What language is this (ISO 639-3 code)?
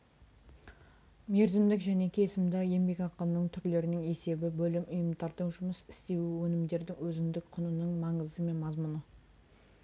kaz